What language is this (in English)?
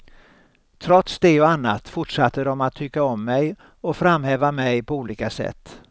Swedish